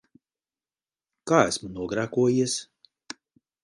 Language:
Latvian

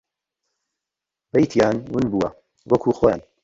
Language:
Central Kurdish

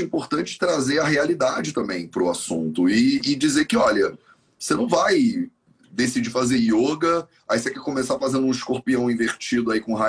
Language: Portuguese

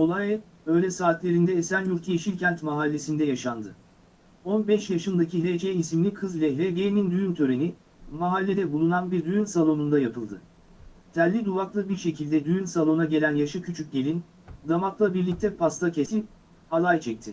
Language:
Turkish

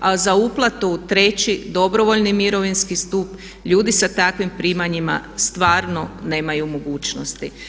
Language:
Croatian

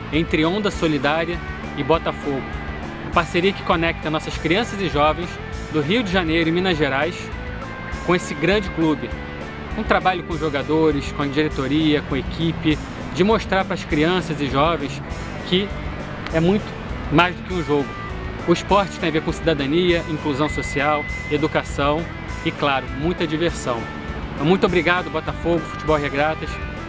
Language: Portuguese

